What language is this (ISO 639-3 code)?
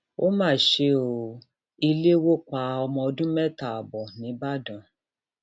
yor